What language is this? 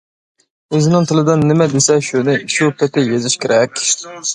Uyghur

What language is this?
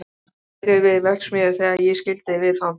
Icelandic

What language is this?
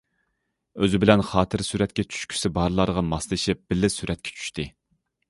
Uyghur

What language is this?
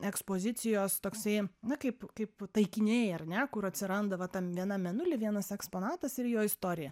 Lithuanian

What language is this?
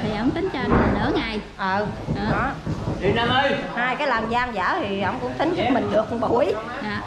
Vietnamese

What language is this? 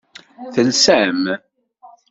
Kabyle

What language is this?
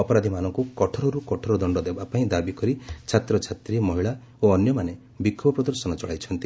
Odia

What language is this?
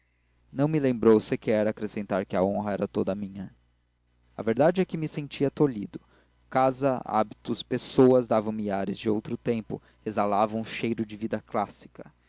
Portuguese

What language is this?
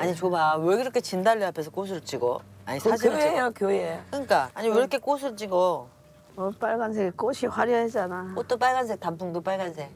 Korean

